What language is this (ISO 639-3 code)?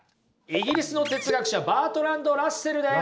jpn